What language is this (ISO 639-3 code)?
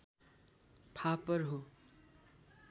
nep